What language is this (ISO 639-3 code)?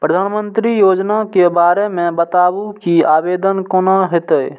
mai